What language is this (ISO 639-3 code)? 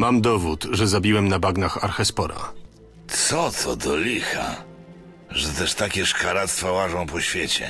pol